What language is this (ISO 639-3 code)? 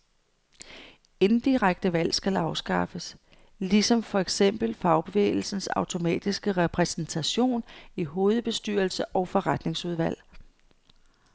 dan